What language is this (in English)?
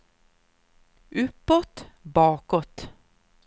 Swedish